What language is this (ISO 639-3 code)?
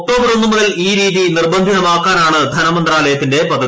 mal